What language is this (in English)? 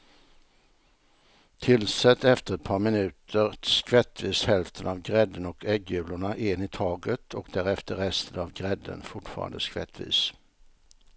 Swedish